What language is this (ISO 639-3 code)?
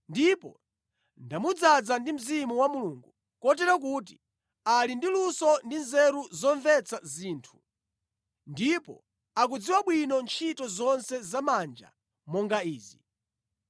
nya